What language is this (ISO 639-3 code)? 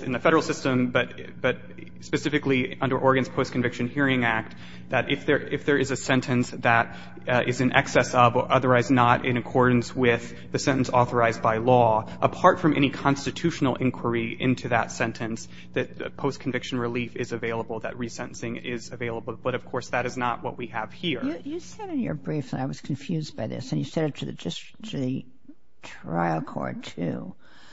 eng